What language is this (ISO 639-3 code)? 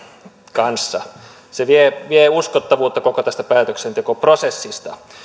fin